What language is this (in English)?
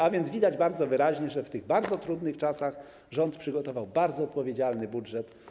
Polish